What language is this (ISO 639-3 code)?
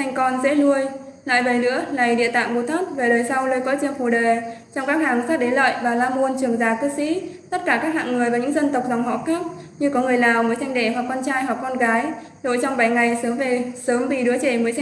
vie